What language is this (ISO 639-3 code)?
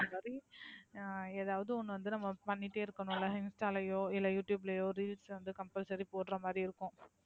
tam